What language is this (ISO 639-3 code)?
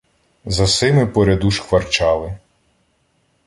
ukr